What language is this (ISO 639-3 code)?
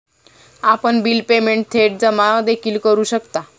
mar